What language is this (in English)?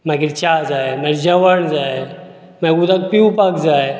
Konkani